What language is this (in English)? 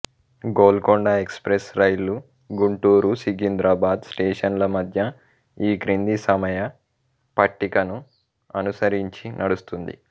Telugu